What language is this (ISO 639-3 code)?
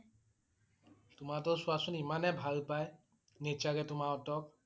asm